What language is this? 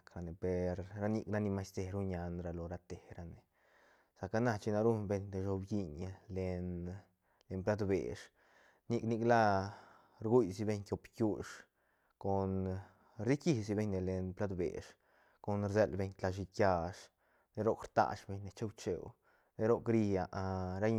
Santa Catarina Albarradas Zapotec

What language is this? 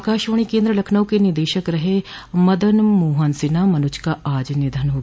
Hindi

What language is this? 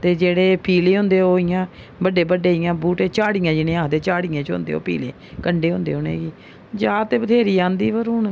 Dogri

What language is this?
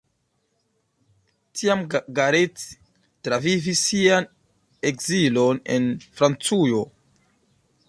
Esperanto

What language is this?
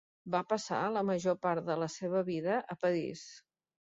Catalan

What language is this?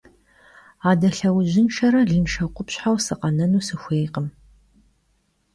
Kabardian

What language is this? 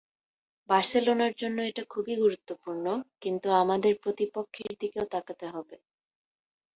Bangla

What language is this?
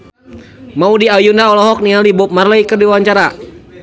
Sundanese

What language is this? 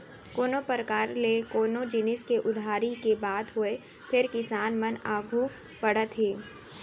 Chhattisgarhi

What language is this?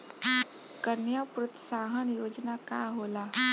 Bhojpuri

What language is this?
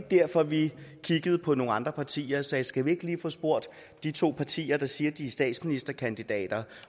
Danish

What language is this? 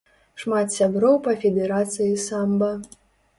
Belarusian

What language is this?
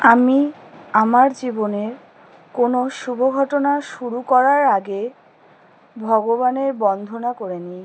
Bangla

